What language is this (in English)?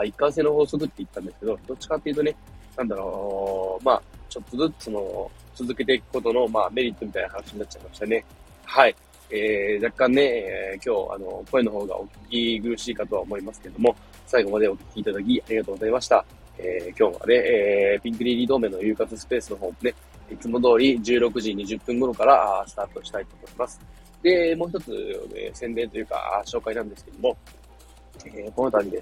Japanese